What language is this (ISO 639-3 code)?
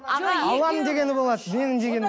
kaz